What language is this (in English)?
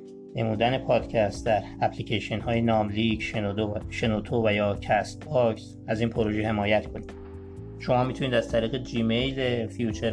Persian